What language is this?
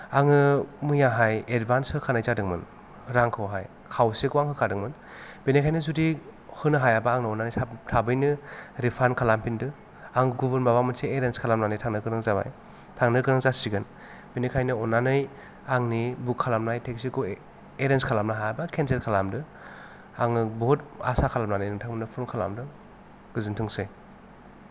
Bodo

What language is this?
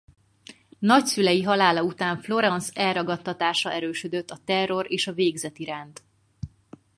Hungarian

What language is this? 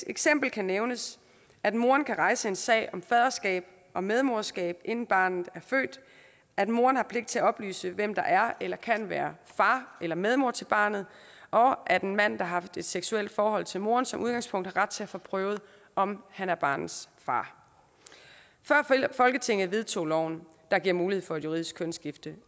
Danish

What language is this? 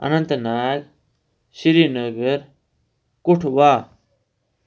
Kashmiri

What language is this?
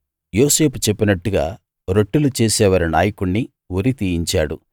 Telugu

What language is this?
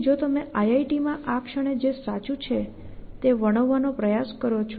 Gujarati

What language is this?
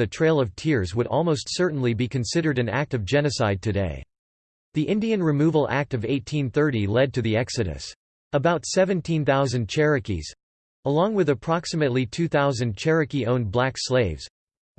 English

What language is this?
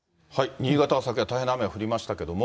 Japanese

